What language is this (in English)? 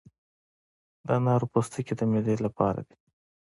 Pashto